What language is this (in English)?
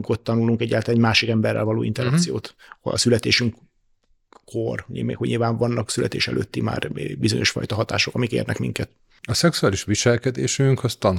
Hungarian